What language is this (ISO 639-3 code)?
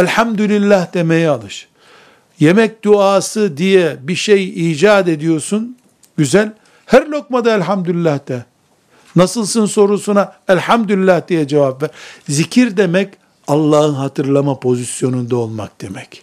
tur